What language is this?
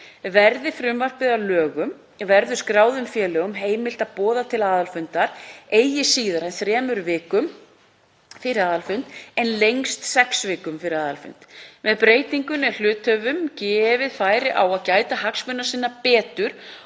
Icelandic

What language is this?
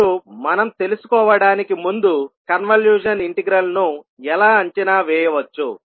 Telugu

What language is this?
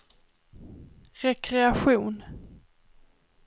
Swedish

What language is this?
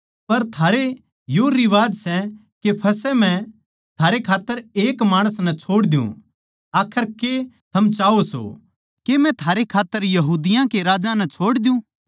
Haryanvi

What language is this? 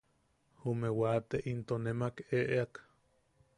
Yaqui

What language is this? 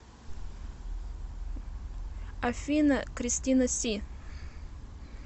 Russian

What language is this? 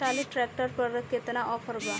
Bhojpuri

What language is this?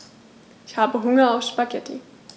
German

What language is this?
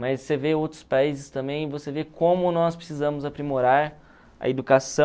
Portuguese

